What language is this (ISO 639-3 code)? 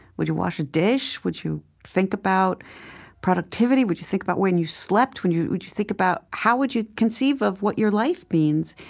eng